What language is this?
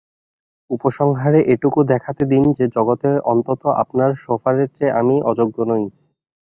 Bangla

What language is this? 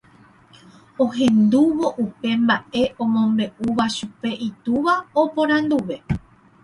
Guarani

